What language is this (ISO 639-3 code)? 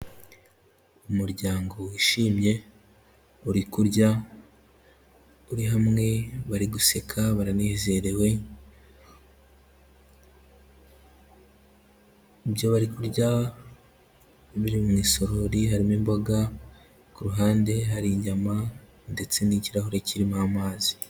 kin